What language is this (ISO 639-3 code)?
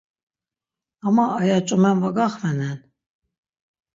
lzz